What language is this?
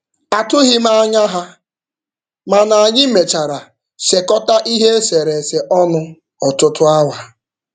Igbo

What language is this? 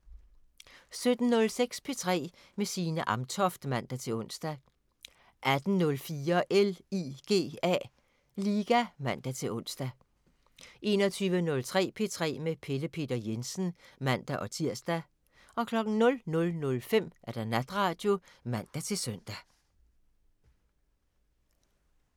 Danish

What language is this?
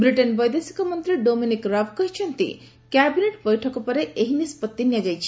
Odia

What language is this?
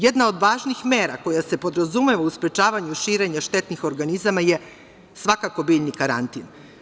Serbian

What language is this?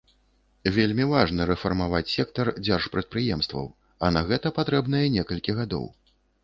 Belarusian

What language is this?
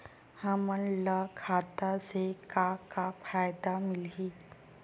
Chhattisgarhi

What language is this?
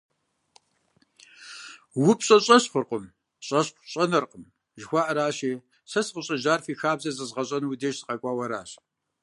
Kabardian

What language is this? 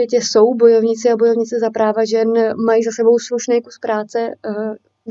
Czech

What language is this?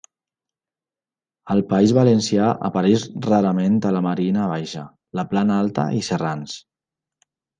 Catalan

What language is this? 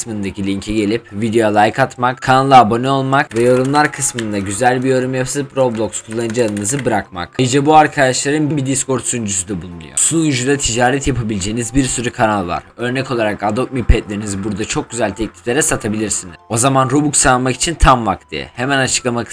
Turkish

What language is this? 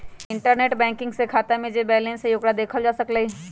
Magahi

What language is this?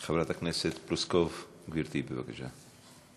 Hebrew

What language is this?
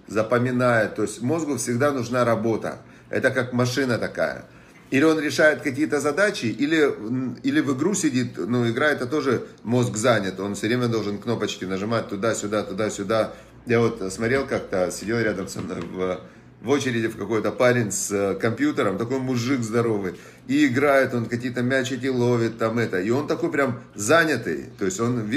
Russian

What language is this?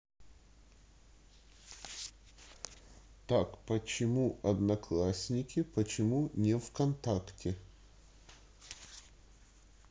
Russian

